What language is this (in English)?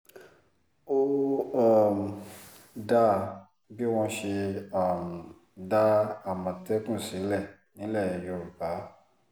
Yoruba